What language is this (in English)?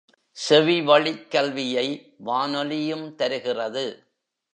Tamil